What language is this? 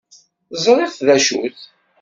Kabyle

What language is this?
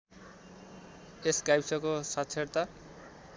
Nepali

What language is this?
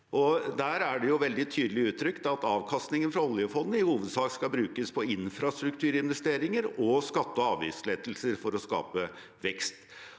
Norwegian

